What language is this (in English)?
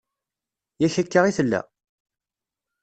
Kabyle